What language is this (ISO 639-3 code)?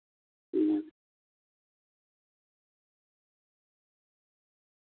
doi